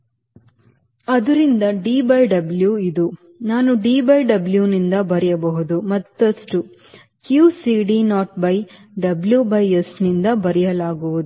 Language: Kannada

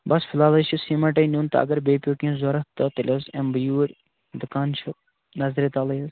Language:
Kashmiri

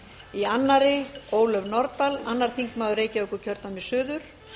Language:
Icelandic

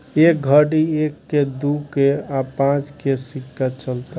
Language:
Bhojpuri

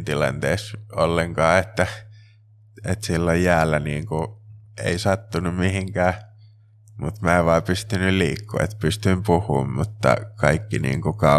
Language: Finnish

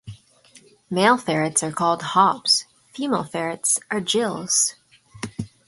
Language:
English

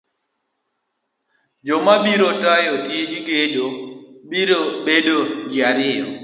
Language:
Luo (Kenya and Tanzania)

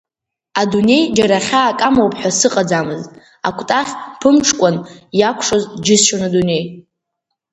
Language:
Abkhazian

